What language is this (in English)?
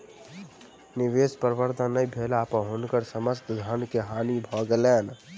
Maithili